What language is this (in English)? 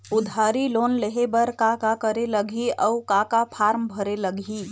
Chhattisgarhi